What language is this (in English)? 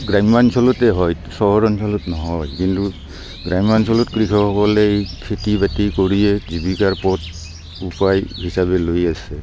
Assamese